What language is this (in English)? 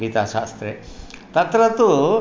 Sanskrit